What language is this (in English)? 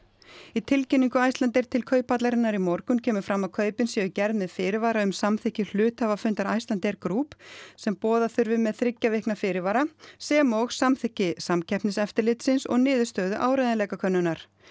Icelandic